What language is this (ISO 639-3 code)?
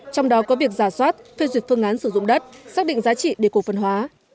vie